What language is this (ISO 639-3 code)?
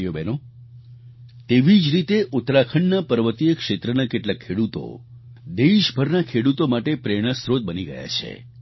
guj